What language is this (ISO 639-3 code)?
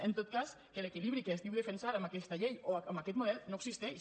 cat